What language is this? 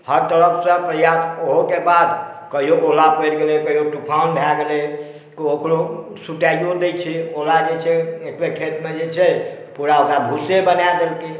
Maithili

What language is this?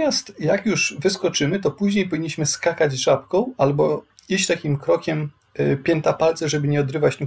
Polish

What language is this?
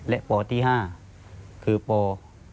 Thai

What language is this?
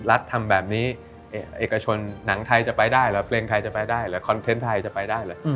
Thai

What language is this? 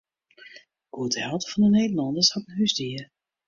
Western Frisian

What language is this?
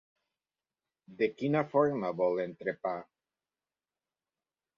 Catalan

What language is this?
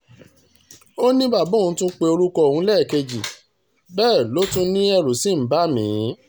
Yoruba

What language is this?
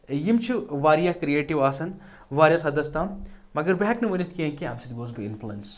Kashmiri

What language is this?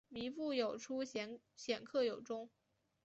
Chinese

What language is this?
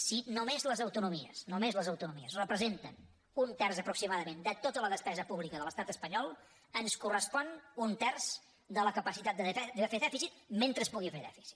Catalan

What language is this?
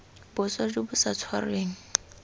Tswana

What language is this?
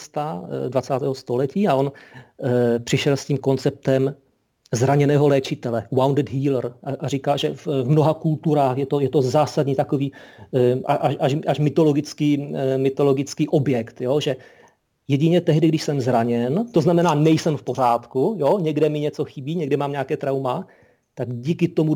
Czech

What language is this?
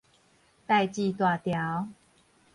Min Nan Chinese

